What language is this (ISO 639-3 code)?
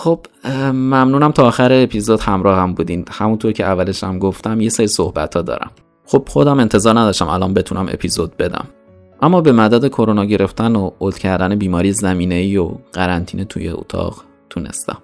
fas